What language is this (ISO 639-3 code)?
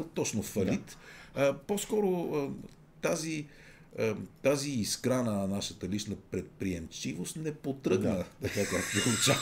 bul